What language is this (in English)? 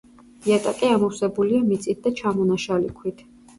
Georgian